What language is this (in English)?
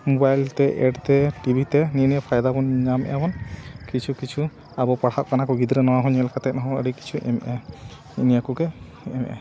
Santali